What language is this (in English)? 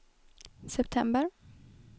Swedish